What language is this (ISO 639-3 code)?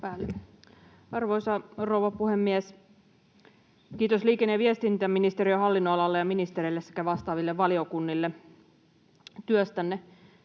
fin